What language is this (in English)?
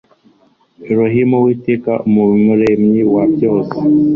Kinyarwanda